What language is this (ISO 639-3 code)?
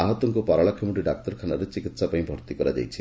ori